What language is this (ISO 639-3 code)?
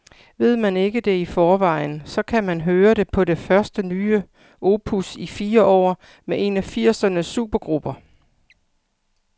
dan